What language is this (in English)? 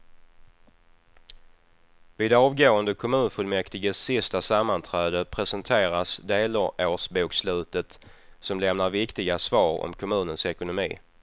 Swedish